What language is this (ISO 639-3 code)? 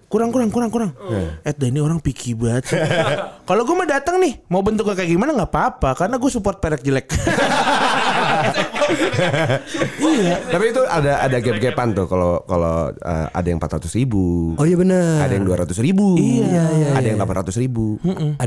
ind